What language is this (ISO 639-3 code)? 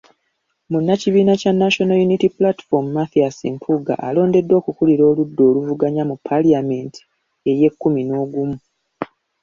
lug